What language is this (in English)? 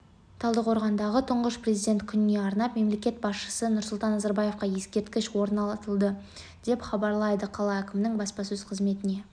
Kazakh